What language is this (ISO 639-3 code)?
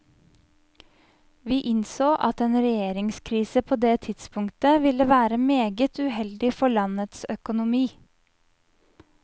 nor